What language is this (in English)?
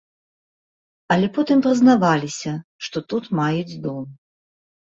Belarusian